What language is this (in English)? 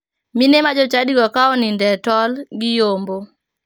Luo (Kenya and Tanzania)